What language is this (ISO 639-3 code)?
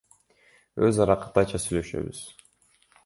kir